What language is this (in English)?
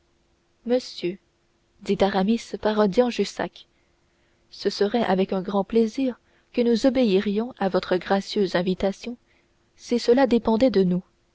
French